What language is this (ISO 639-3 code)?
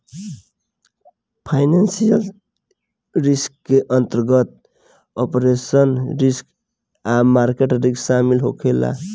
bho